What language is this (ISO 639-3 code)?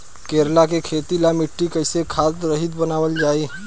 bho